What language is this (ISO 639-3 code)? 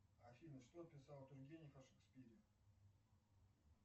rus